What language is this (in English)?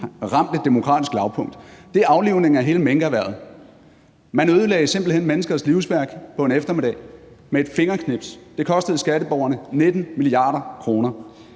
Danish